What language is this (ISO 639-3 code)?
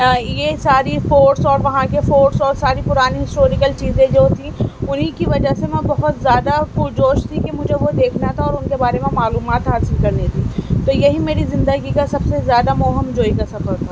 urd